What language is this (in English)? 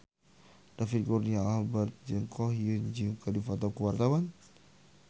Sundanese